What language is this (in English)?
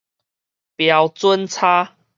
Min Nan Chinese